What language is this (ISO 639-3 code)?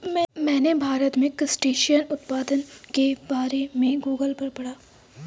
hin